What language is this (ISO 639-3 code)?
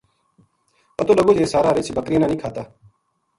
gju